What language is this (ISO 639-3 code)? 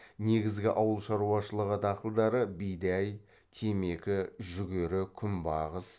kaz